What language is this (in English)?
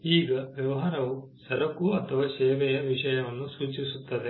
Kannada